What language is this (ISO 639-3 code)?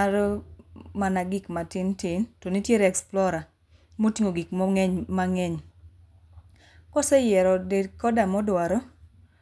luo